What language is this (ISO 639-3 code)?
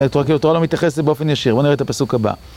heb